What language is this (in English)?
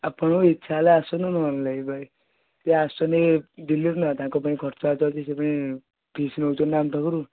Odia